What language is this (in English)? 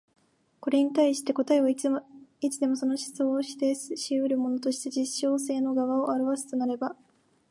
Japanese